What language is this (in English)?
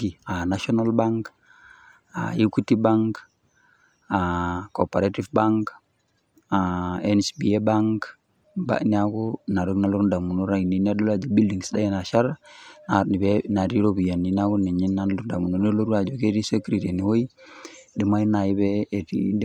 Masai